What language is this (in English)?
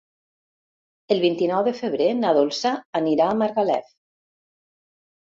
Catalan